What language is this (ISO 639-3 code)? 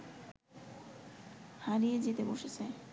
ben